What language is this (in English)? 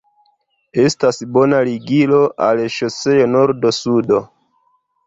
Esperanto